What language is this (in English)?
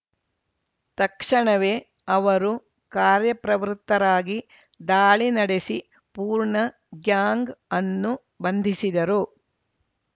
Kannada